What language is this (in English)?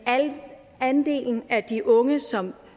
Danish